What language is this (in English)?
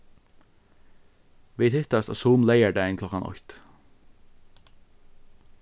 Faroese